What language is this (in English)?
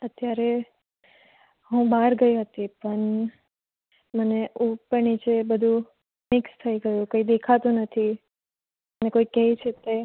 Gujarati